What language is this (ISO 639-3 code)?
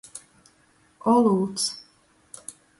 ltg